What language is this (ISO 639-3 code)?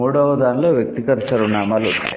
tel